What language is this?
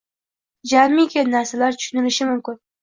Uzbek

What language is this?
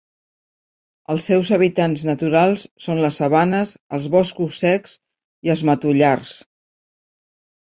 Catalan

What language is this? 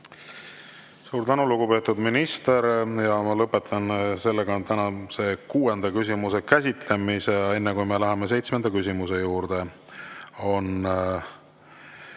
Estonian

